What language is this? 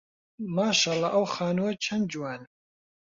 Central Kurdish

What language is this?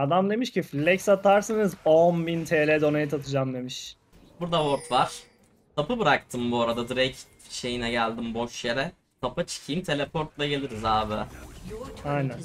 Turkish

